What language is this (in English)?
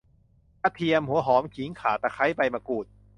Thai